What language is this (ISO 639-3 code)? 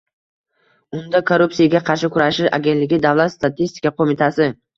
uzb